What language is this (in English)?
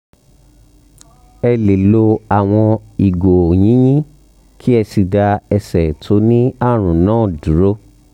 Yoruba